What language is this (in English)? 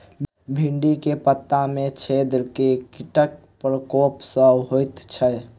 Maithili